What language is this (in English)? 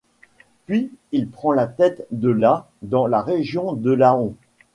French